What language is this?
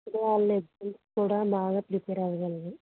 Telugu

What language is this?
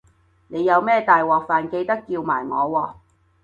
Cantonese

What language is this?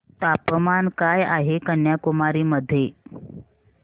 Marathi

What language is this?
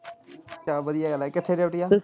Punjabi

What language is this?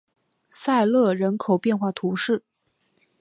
Chinese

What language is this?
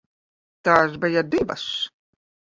Latvian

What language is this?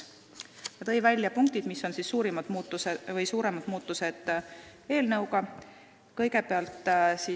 Estonian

